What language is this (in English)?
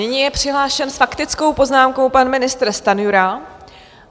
Czech